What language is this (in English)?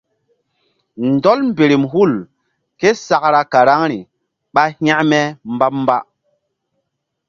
Mbum